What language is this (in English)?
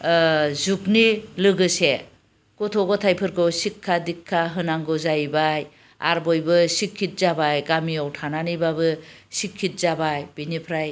Bodo